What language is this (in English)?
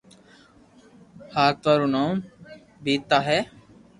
Loarki